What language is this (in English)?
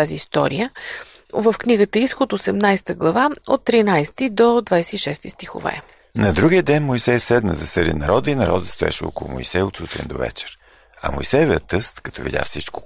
Bulgarian